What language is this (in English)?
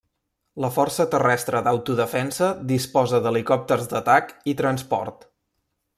Catalan